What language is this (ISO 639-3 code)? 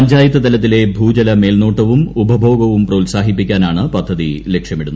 mal